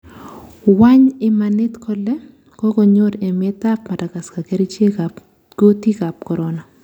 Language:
Kalenjin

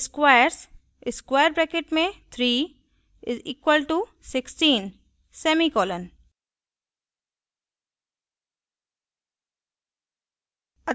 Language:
Hindi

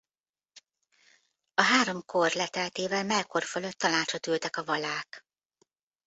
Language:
Hungarian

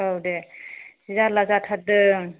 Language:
Bodo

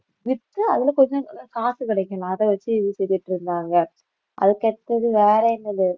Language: Tamil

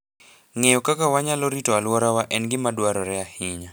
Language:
Luo (Kenya and Tanzania)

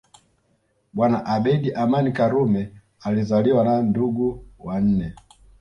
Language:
Swahili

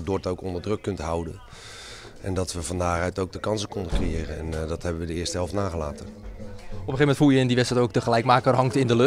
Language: Dutch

